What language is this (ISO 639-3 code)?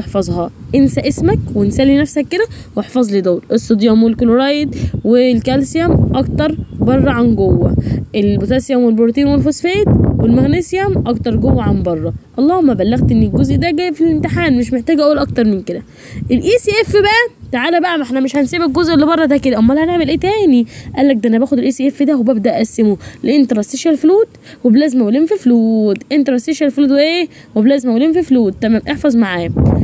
ara